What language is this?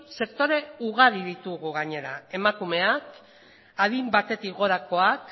Basque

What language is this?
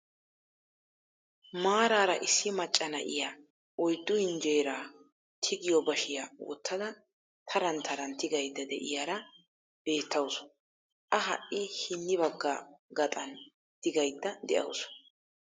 Wolaytta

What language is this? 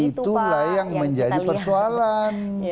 Indonesian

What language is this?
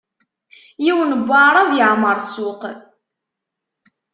Kabyle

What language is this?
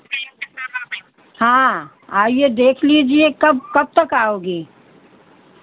Hindi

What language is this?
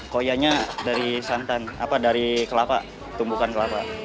Indonesian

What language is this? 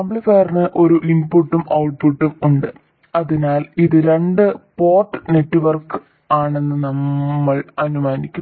Malayalam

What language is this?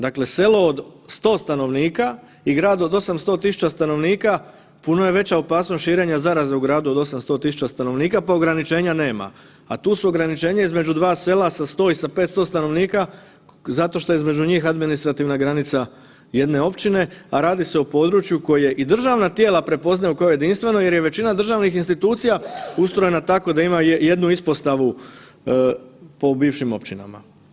Croatian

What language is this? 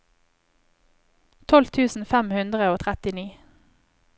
Norwegian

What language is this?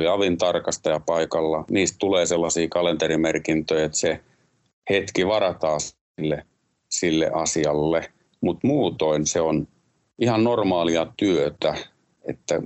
Finnish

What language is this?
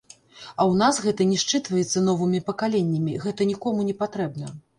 Belarusian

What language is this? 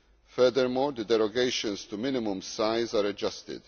English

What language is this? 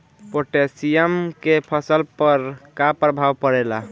Bhojpuri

